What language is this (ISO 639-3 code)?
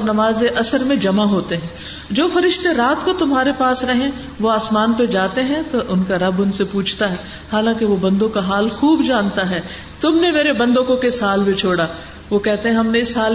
urd